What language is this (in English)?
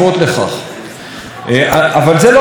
Hebrew